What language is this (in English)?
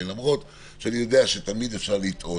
Hebrew